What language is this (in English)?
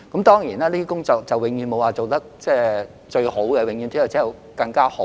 Cantonese